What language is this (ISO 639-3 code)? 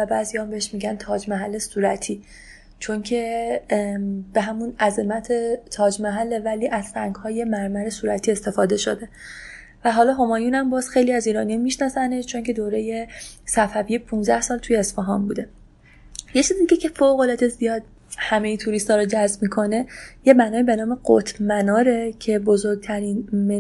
fas